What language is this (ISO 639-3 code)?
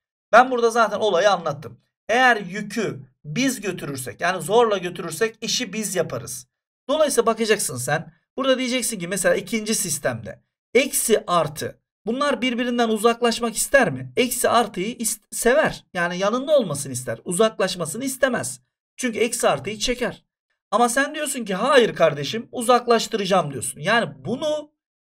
tur